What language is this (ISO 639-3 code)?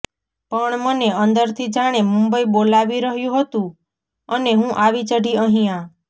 guj